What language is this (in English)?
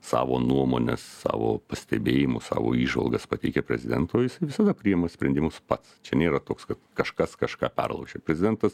Lithuanian